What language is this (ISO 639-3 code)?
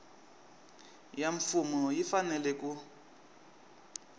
tso